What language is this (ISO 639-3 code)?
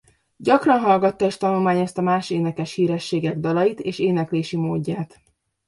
hun